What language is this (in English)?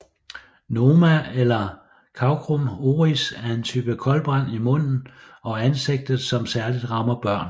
Danish